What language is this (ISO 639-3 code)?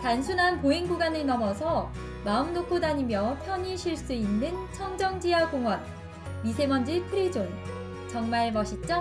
kor